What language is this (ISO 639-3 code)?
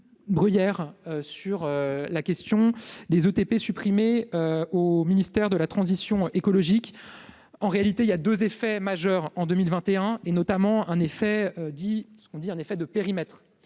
fra